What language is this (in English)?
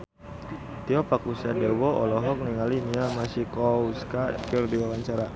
Sundanese